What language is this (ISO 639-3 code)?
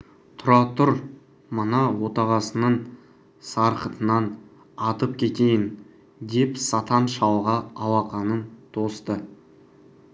kaz